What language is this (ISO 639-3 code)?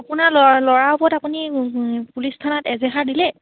asm